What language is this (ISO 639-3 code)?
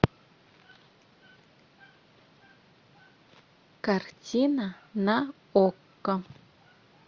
rus